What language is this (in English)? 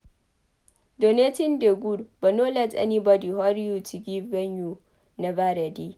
Nigerian Pidgin